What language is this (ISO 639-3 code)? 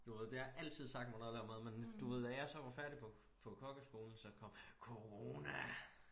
dan